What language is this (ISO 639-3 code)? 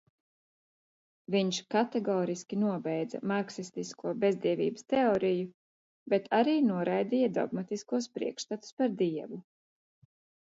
lav